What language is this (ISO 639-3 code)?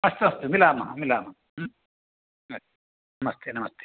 san